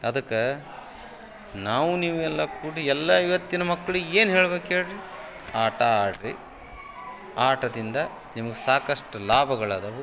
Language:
Kannada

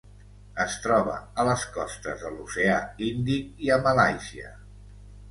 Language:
Catalan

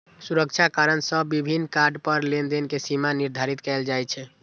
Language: Maithili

